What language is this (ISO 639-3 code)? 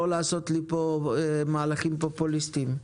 heb